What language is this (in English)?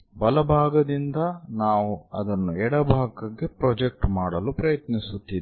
Kannada